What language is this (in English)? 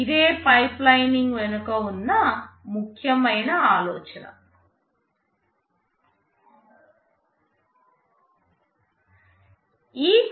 Telugu